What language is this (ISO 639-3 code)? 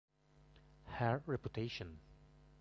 ita